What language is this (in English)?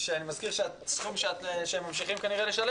Hebrew